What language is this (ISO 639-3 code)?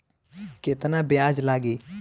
bho